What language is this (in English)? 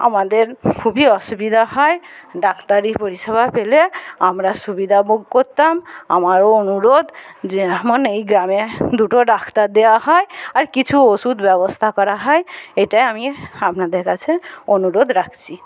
Bangla